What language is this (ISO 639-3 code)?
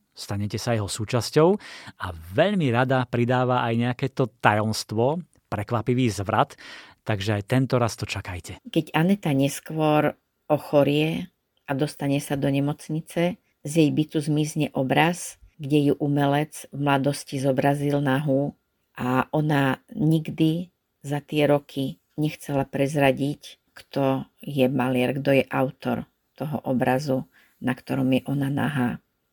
slk